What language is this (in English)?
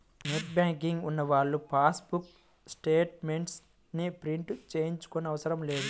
Telugu